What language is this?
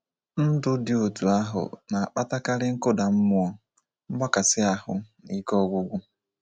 Igbo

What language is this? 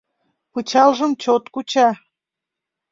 Mari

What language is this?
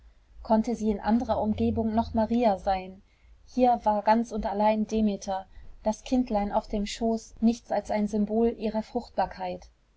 German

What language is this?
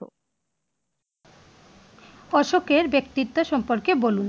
Bangla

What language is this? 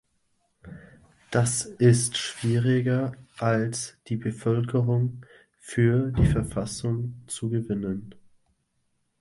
German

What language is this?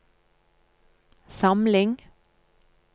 Norwegian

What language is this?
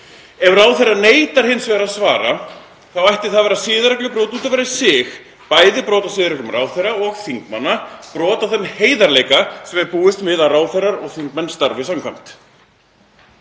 Icelandic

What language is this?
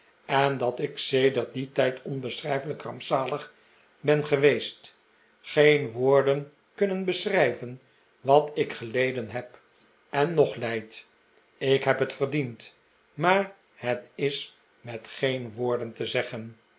Dutch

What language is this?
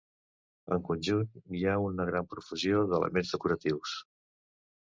Catalan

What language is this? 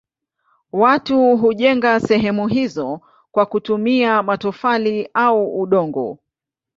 Swahili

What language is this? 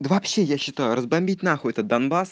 Russian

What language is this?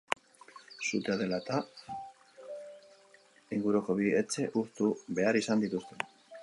Basque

